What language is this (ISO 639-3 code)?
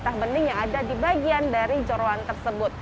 ind